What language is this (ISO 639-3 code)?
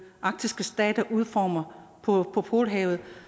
dan